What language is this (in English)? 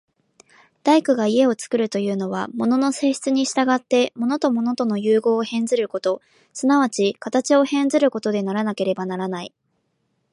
Japanese